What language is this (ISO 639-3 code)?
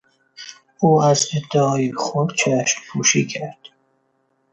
fas